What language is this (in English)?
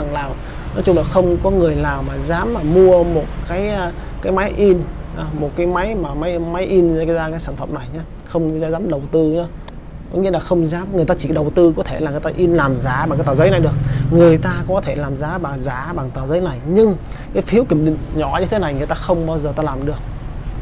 Vietnamese